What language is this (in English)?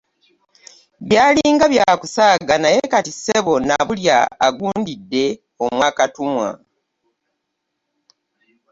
Ganda